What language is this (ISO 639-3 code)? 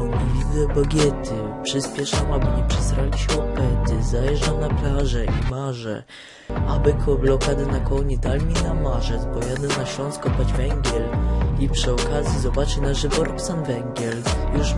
pol